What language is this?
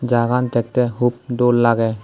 Chakma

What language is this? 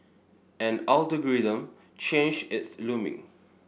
English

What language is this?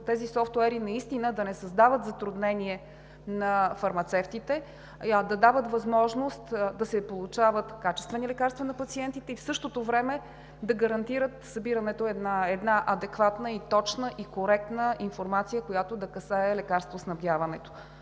Bulgarian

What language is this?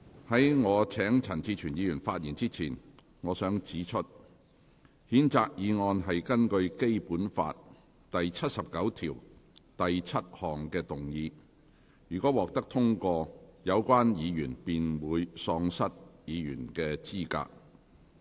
Cantonese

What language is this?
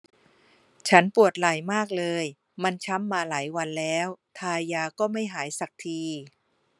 Thai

